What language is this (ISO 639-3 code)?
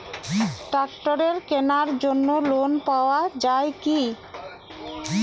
ben